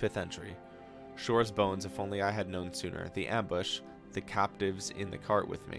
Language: English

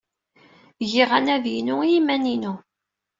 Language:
Kabyle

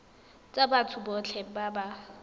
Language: Tswana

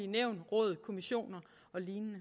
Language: Danish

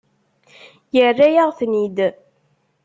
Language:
Kabyle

